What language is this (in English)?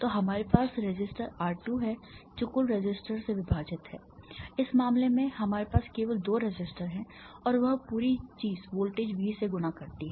Hindi